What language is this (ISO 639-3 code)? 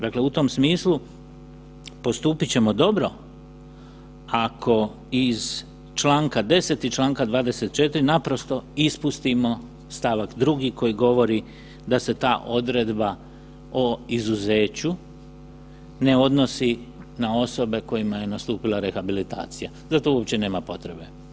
hrv